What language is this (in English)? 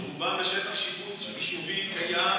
Hebrew